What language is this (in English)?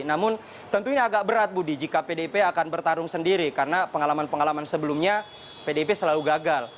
Indonesian